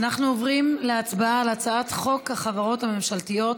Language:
Hebrew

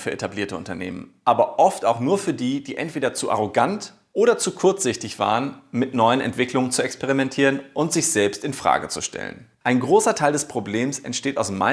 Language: German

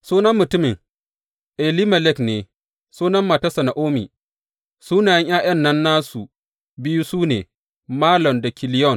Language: Hausa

